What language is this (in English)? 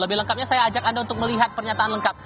Indonesian